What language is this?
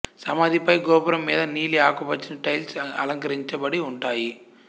Telugu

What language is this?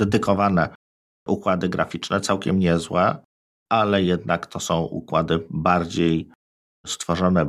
Polish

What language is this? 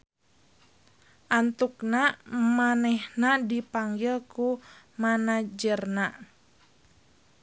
Sundanese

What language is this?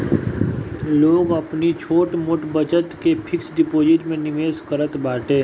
Bhojpuri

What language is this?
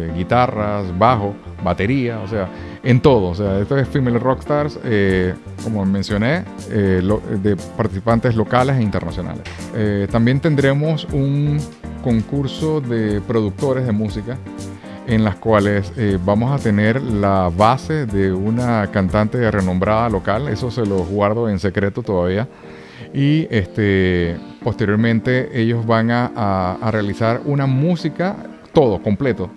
Spanish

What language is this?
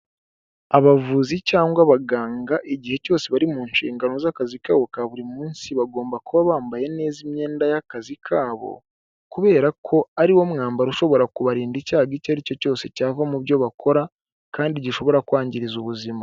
Kinyarwanda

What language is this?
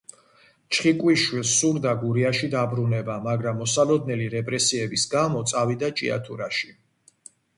Georgian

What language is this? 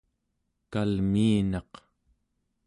Central Yupik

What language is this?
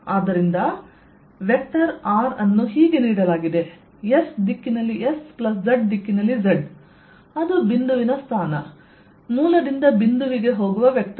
Kannada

